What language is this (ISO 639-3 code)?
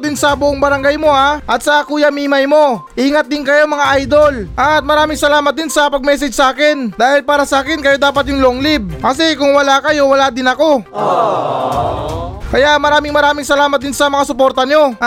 fil